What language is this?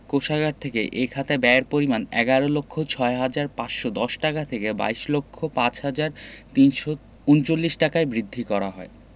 Bangla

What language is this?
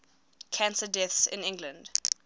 English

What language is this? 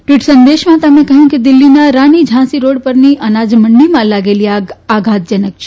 Gujarati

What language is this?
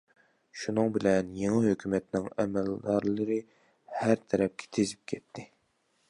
Uyghur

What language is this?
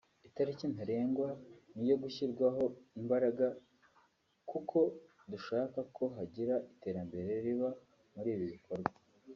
Kinyarwanda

